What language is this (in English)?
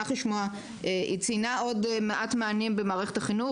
Hebrew